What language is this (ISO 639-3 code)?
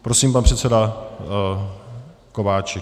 ces